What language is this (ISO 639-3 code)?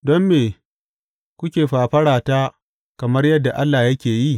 hau